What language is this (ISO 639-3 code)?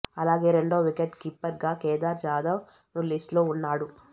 tel